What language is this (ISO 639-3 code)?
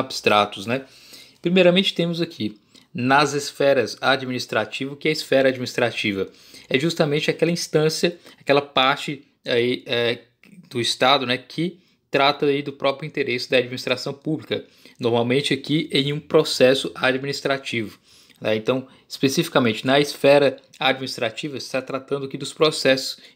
por